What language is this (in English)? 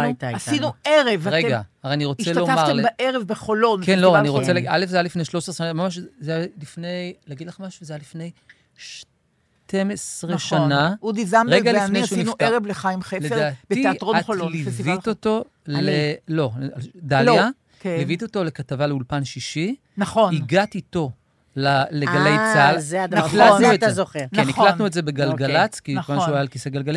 Hebrew